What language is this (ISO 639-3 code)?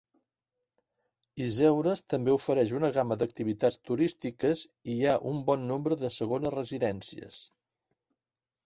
cat